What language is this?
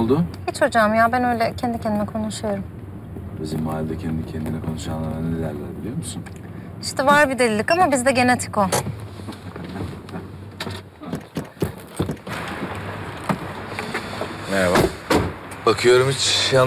Turkish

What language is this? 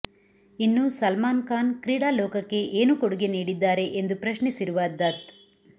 Kannada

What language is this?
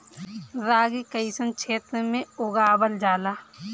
Bhojpuri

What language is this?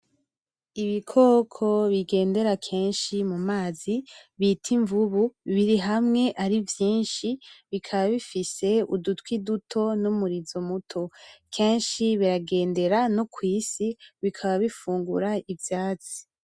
Rundi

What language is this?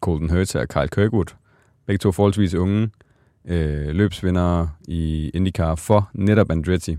Danish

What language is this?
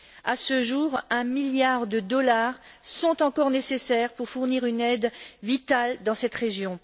French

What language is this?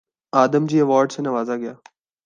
Urdu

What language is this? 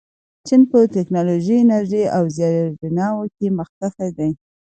Pashto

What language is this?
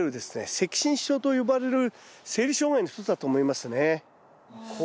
Japanese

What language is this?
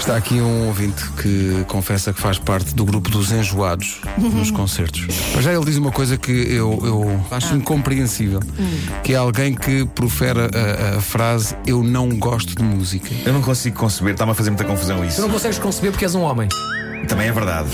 Portuguese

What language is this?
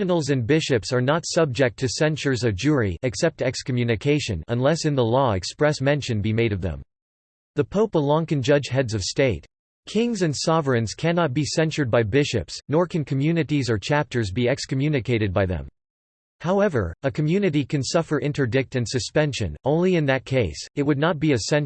English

